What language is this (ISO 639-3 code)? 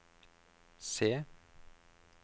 nor